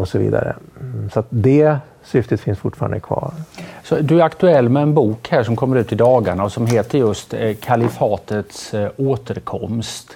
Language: Swedish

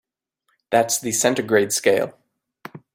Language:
English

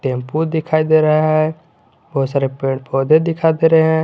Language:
Hindi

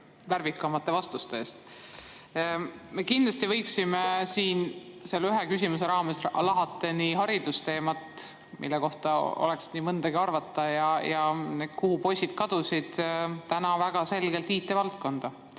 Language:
Estonian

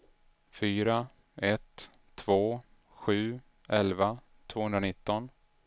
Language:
Swedish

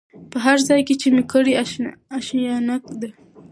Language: Pashto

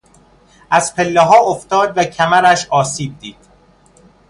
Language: Persian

